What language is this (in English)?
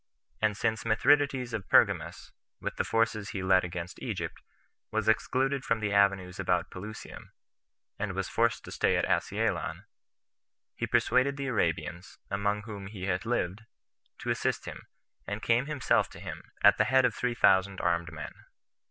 English